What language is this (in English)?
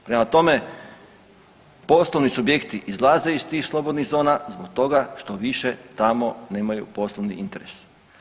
Croatian